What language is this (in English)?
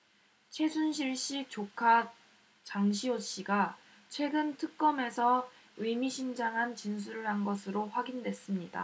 Korean